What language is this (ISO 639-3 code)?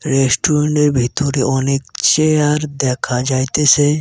ben